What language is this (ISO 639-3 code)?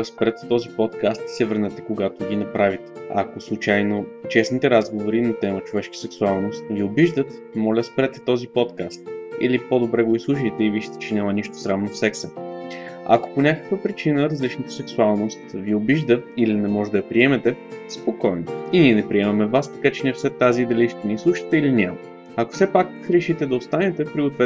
bul